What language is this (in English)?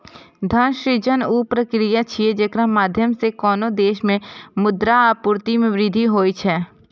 Maithili